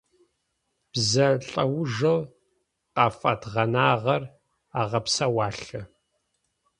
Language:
Adyghe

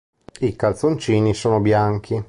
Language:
Italian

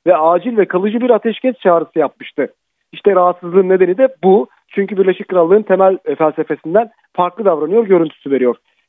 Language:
Turkish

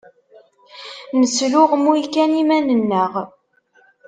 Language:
Kabyle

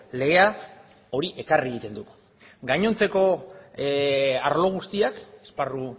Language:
Basque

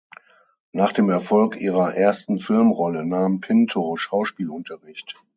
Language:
German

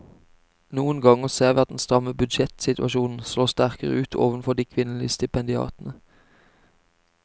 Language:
Norwegian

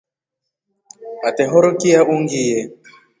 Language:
Rombo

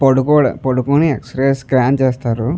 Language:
Telugu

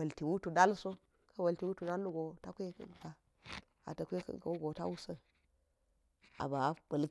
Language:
Geji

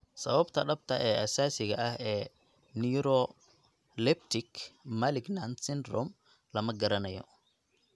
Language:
Somali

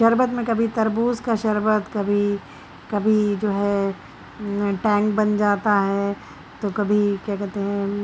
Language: Urdu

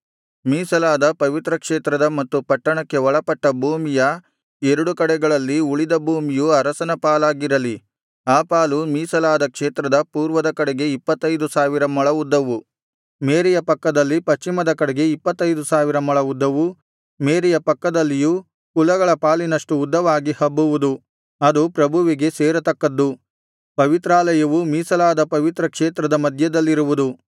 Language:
Kannada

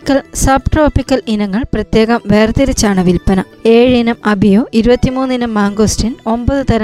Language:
Malayalam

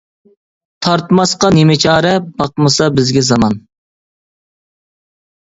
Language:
Uyghur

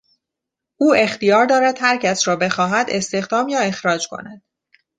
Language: Persian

